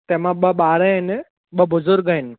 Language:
Sindhi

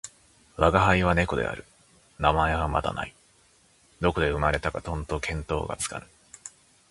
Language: Japanese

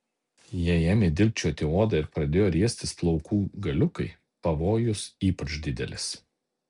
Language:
Lithuanian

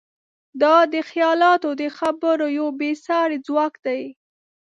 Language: Pashto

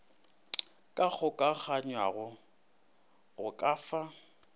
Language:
Northern Sotho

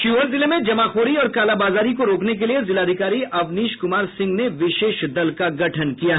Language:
Hindi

